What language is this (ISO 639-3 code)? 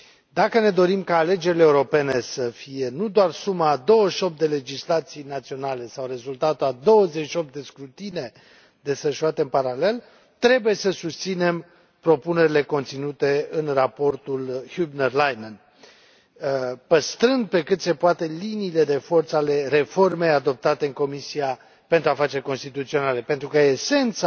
ron